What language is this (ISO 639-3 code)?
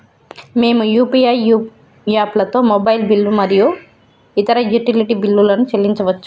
tel